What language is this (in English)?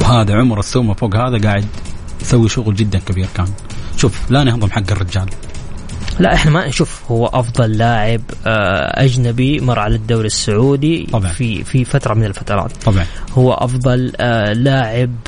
Arabic